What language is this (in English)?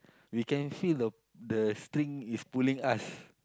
English